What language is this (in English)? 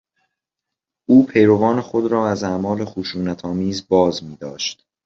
Persian